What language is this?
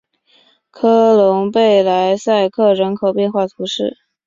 Chinese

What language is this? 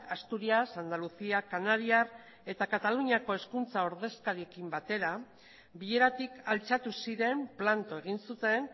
Basque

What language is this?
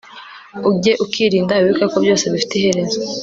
Kinyarwanda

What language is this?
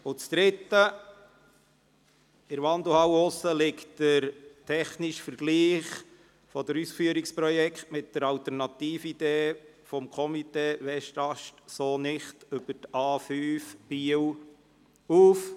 Swiss German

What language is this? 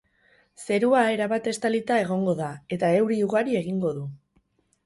Basque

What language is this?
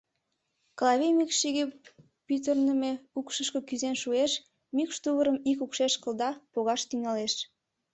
Mari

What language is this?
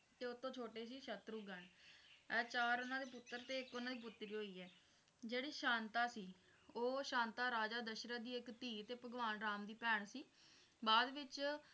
Punjabi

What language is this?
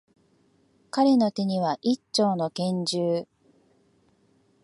Japanese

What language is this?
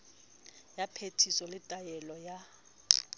Southern Sotho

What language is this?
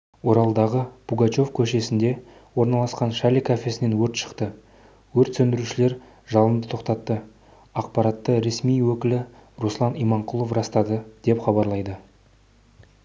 Kazakh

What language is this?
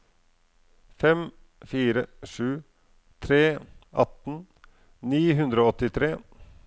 Norwegian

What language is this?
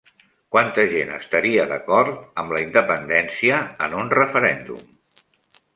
Catalan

